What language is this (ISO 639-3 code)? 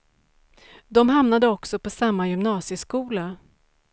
swe